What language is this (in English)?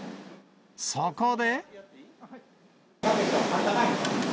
Japanese